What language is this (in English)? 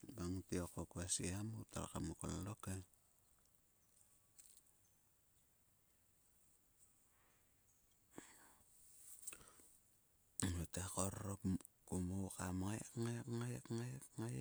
Sulka